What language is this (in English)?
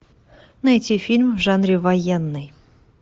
Russian